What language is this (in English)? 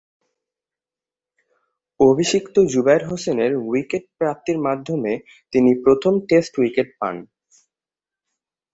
Bangla